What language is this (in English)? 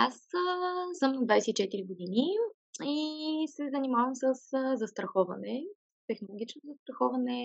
Bulgarian